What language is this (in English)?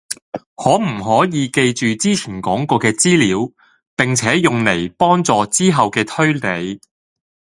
Cantonese